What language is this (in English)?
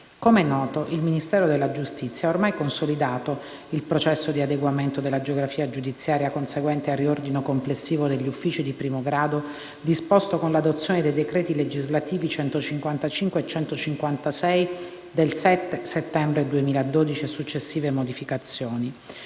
Italian